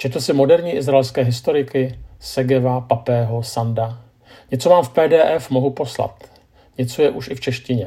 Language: Czech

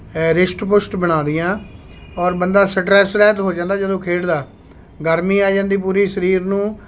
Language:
Punjabi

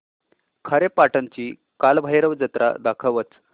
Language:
Marathi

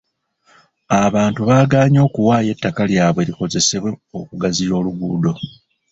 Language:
Ganda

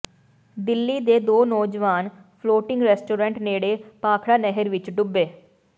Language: Punjabi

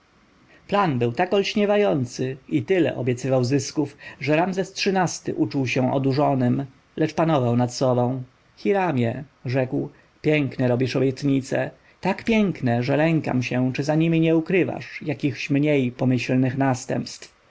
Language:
Polish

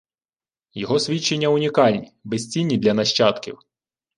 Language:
Ukrainian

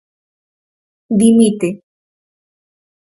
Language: Galician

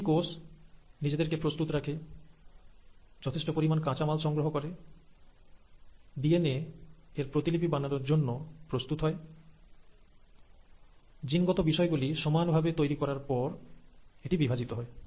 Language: Bangla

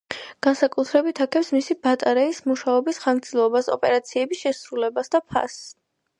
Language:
Georgian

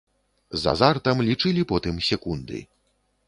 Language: Belarusian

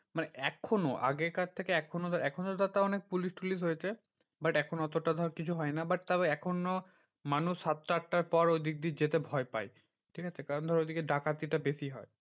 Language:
Bangla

